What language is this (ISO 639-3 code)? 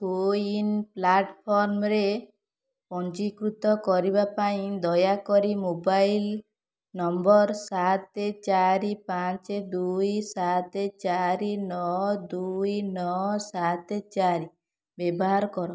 ori